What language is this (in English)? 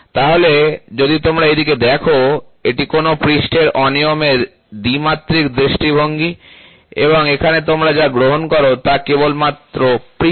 Bangla